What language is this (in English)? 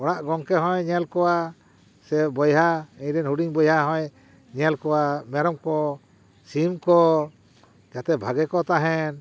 Santali